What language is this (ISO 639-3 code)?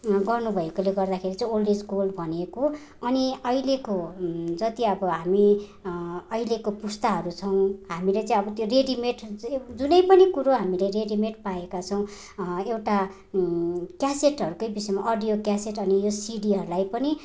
nep